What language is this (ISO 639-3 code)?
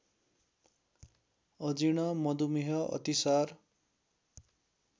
nep